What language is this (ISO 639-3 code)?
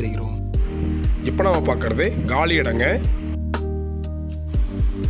ron